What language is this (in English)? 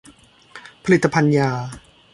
Thai